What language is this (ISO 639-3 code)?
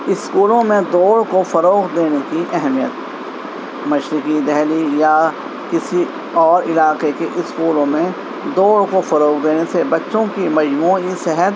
urd